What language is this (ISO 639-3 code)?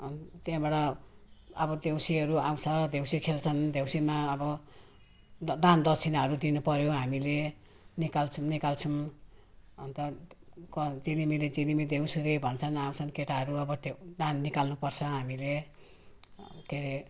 nep